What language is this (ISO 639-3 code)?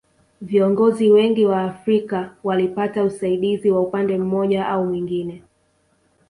swa